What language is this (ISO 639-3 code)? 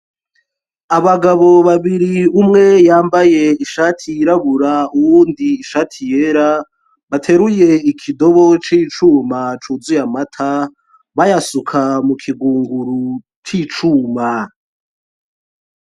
run